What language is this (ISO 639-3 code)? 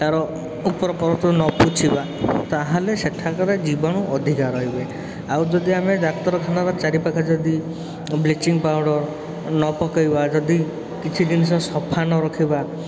ori